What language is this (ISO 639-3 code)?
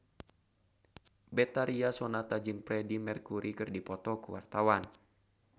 sun